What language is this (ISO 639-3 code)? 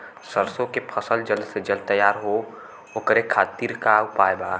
bho